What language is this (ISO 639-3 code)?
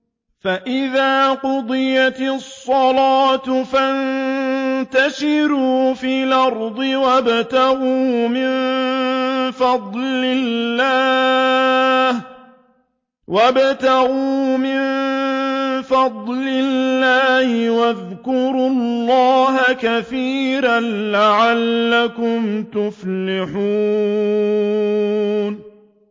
ara